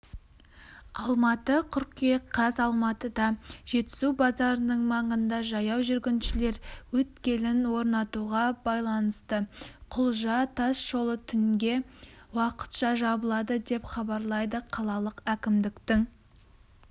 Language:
Kazakh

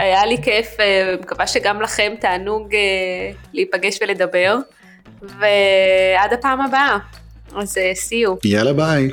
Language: Hebrew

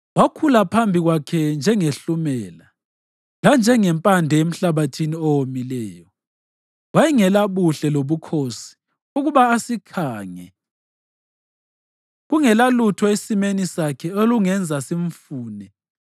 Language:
North Ndebele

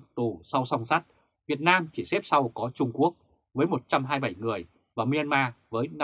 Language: Vietnamese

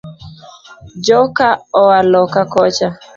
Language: Luo (Kenya and Tanzania)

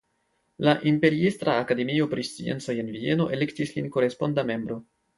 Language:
Esperanto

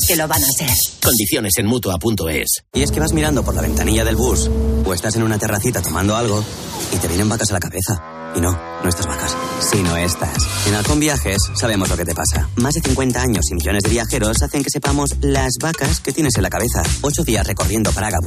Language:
Spanish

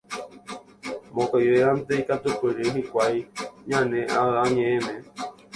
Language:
Guarani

